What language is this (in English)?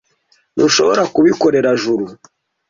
Kinyarwanda